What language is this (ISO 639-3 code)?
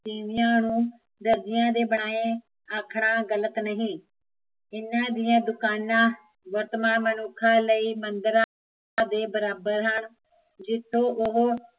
pan